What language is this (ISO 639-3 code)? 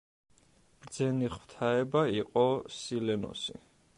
kat